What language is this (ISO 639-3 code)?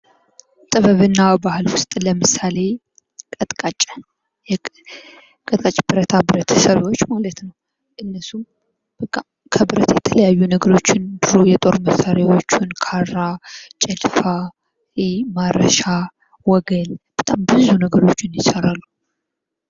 amh